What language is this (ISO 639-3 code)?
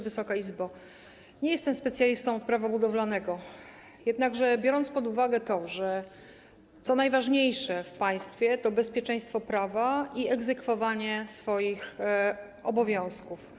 pol